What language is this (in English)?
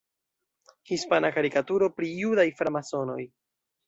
Esperanto